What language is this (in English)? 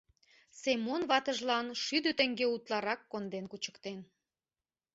Mari